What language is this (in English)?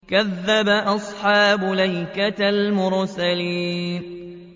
Arabic